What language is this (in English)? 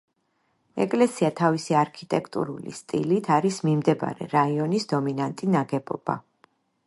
Georgian